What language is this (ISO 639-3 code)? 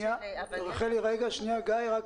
heb